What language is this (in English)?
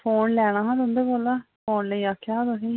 Dogri